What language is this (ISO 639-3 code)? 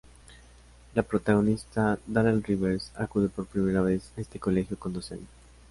spa